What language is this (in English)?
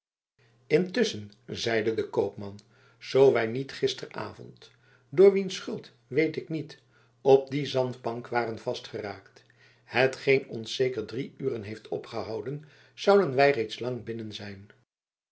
Dutch